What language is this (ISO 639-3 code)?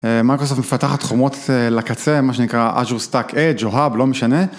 heb